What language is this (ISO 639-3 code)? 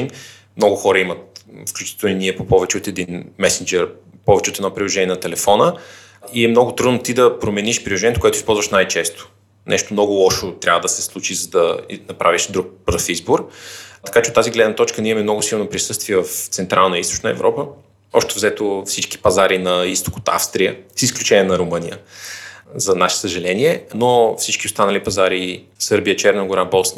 bul